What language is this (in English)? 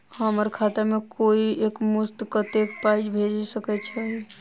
Maithili